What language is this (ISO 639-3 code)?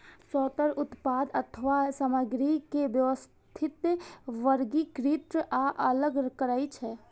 mai